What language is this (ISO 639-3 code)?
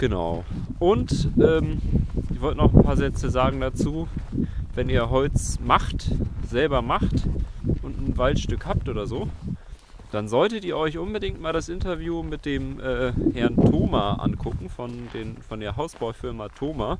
deu